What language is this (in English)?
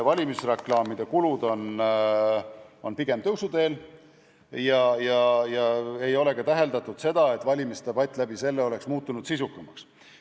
Estonian